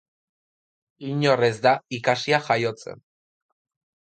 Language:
Basque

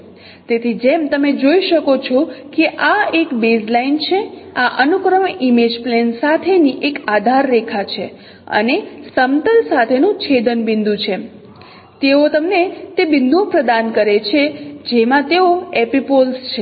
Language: Gujarati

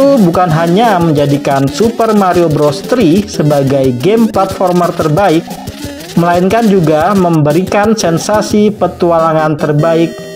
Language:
Indonesian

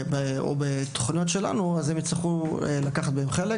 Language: Hebrew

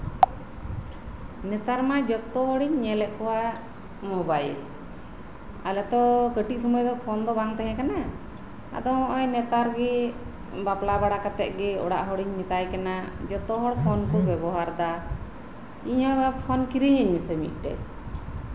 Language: Santali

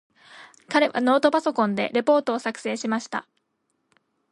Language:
Japanese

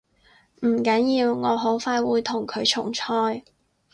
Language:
Cantonese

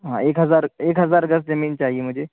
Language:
Urdu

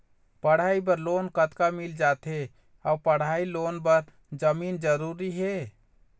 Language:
Chhattisgarhi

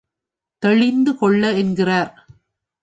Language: Tamil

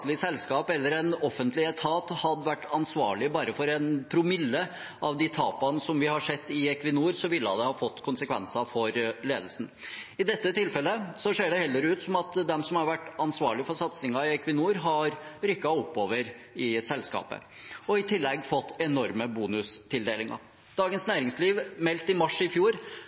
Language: Norwegian Bokmål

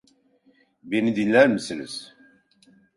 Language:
Turkish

